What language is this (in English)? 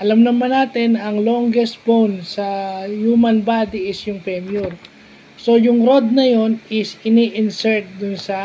Filipino